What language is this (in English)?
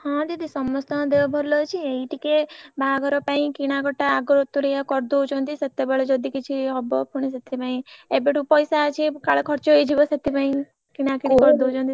Odia